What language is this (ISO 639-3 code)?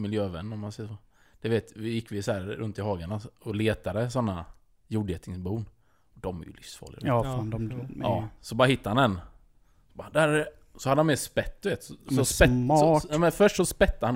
swe